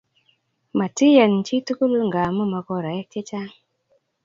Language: Kalenjin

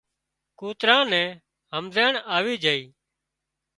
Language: Wadiyara Koli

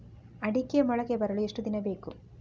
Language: Kannada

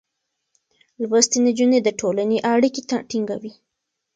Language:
Pashto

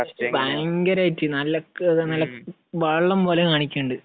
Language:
Malayalam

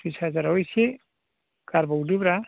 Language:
Bodo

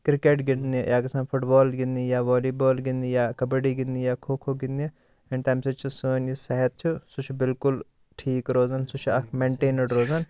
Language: Kashmiri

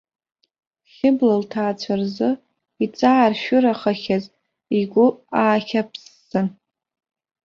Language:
Abkhazian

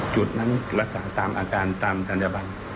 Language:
Thai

